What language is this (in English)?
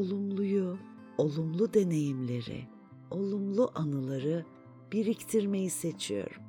Turkish